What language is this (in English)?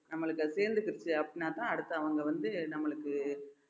Tamil